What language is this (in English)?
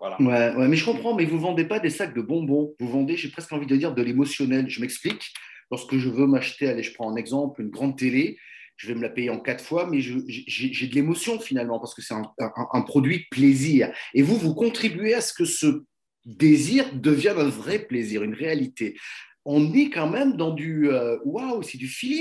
French